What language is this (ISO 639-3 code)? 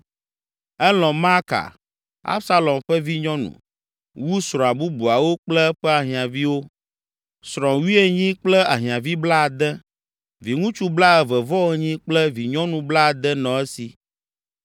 ewe